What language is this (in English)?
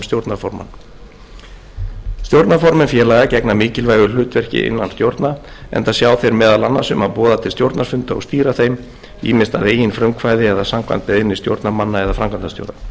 Icelandic